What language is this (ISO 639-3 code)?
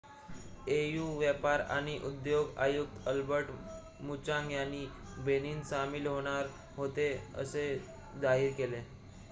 mar